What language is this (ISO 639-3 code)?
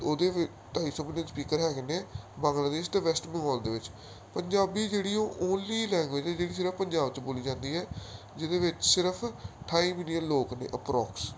pan